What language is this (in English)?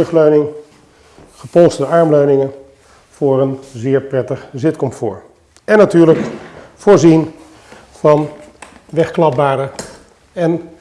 Dutch